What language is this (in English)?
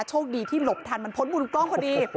Thai